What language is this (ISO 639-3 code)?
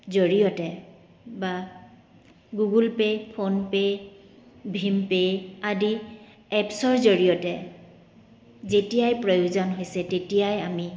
asm